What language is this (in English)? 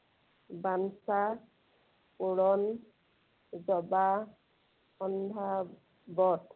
Assamese